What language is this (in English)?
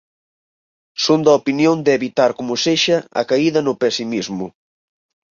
Galician